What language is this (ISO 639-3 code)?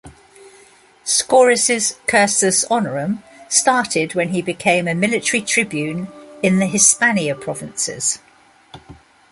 eng